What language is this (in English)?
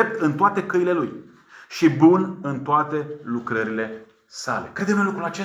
Romanian